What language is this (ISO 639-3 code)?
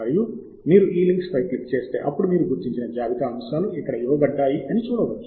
tel